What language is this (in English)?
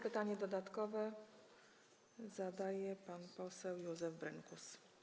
Polish